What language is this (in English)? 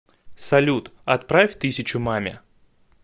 Russian